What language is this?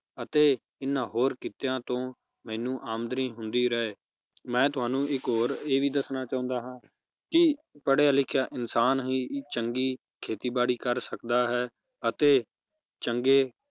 Punjabi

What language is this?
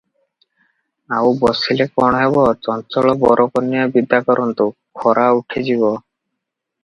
Odia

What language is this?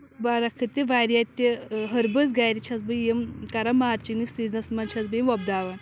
Kashmiri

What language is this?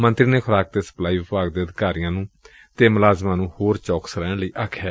Punjabi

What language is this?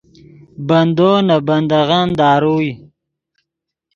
Yidgha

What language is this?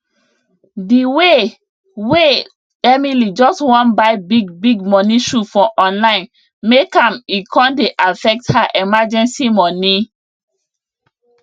Nigerian Pidgin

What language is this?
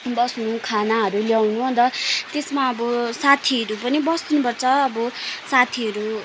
Nepali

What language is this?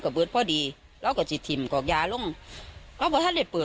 Thai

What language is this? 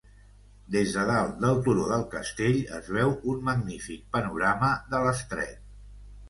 Catalan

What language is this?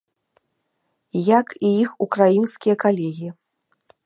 Belarusian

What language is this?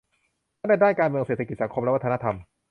Thai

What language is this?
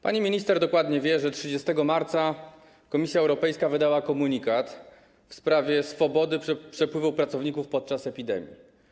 Polish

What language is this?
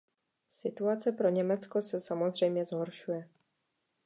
Czech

